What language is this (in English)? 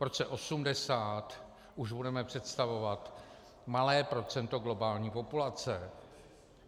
Czech